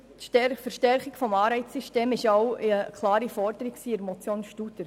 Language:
Swiss German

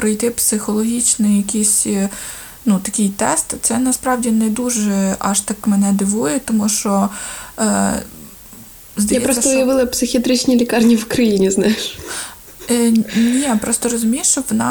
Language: Ukrainian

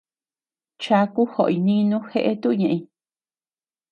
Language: Tepeuxila Cuicatec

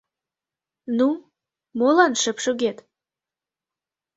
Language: Mari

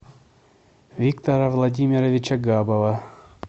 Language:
Russian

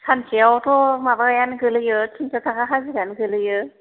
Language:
Bodo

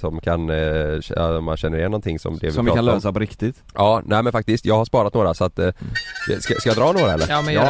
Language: Swedish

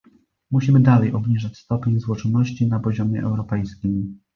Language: Polish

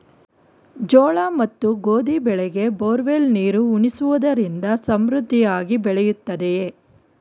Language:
Kannada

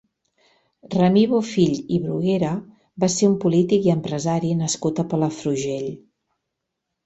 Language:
Catalan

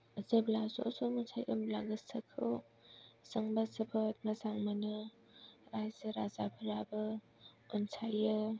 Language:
Bodo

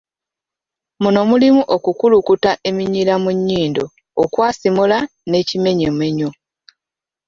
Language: Ganda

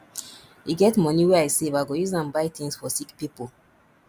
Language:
Nigerian Pidgin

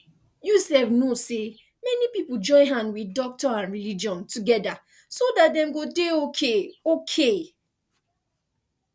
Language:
Nigerian Pidgin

